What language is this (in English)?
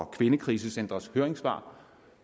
Danish